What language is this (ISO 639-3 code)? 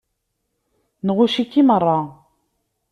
kab